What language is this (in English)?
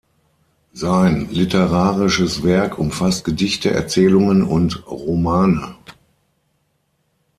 German